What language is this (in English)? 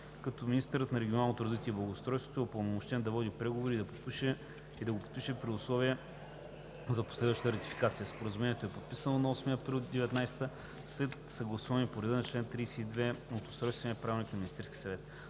Bulgarian